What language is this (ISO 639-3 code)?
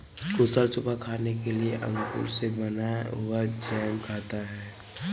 hin